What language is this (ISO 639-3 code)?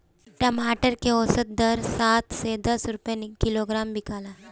bho